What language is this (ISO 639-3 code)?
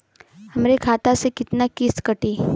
bho